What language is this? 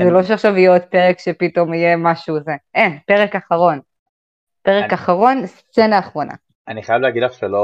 Hebrew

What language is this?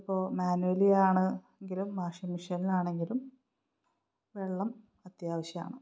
Malayalam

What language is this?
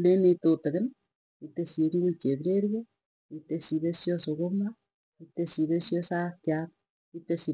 Tugen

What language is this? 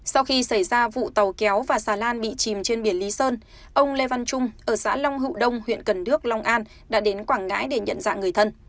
Vietnamese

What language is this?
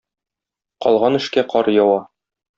Tatar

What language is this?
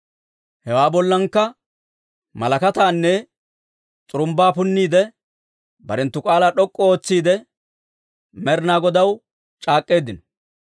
Dawro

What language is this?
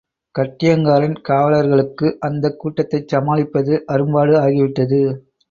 Tamil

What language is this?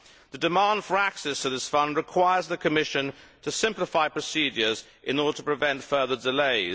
English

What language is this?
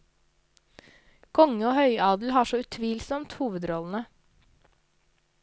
Norwegian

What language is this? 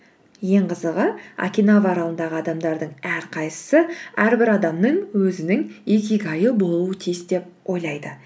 Kazakh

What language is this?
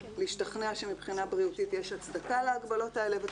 Hebrew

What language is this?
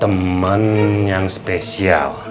Indonesian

